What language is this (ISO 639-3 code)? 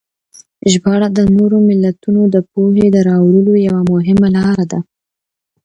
pus